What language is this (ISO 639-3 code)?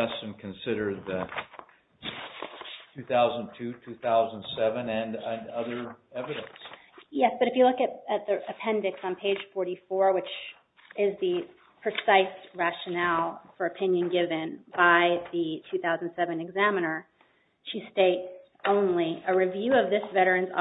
eng